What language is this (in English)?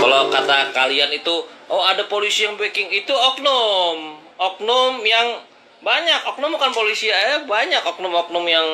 Indonesian